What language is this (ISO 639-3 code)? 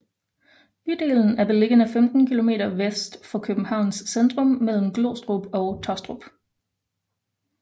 dan